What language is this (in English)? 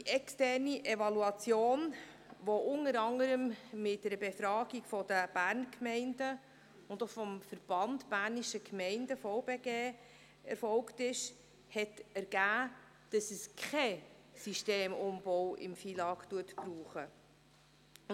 Swiss German